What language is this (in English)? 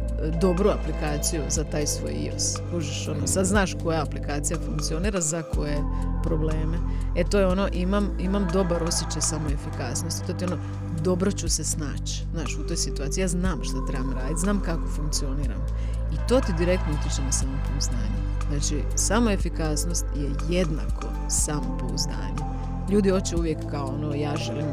Croatian